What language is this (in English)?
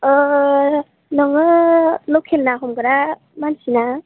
Bodo